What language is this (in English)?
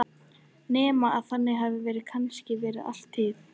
Icelandic